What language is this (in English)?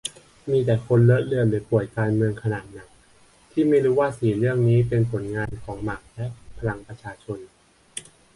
Thai